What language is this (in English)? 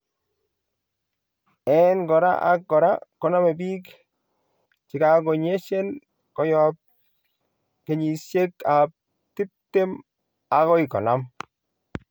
Kalenjin